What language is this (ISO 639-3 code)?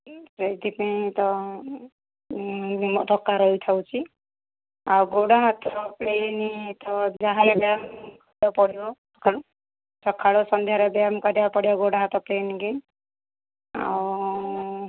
ori